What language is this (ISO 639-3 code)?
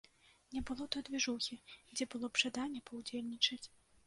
bel